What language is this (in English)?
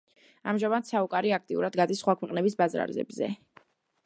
Georgian